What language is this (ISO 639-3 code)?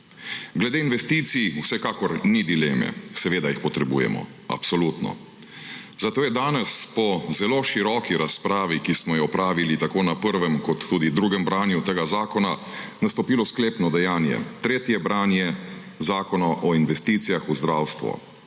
slv